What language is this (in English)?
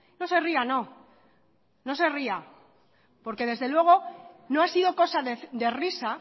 Spanish